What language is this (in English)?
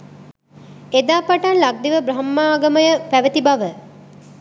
Sinhala